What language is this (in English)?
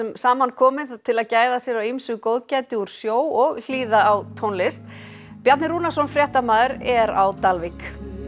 Icelandic